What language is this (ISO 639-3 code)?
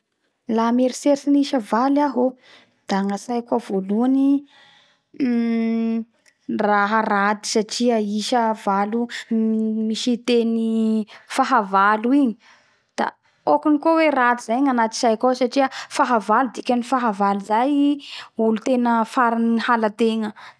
bhr